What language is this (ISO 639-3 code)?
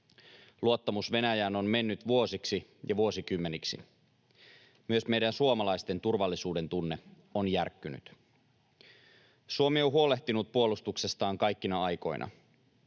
fin